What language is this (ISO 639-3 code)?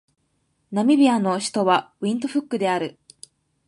jpn